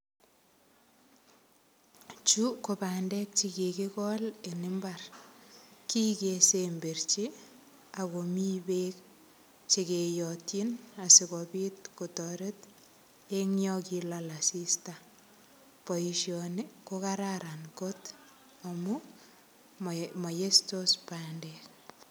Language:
Kalenjin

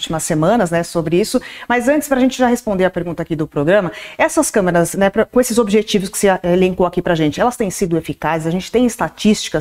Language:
Portuguese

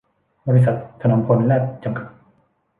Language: Thai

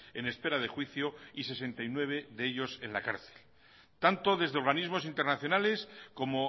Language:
Spanish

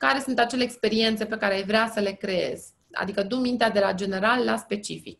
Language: Romanian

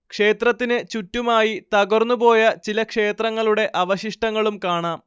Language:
Malayalam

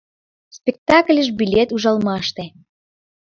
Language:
Mari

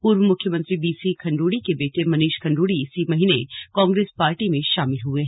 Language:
Hindi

